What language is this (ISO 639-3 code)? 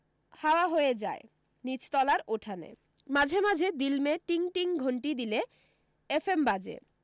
ben